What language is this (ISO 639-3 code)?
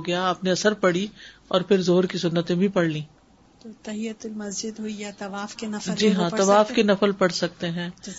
urd